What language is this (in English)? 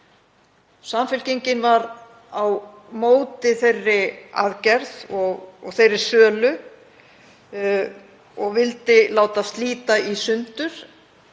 Icelandic